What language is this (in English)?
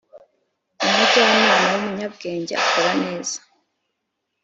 Kinyarwanda